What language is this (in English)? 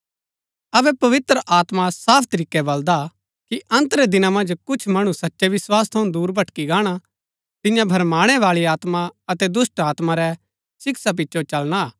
Gaddi